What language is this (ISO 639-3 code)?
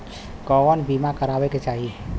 bho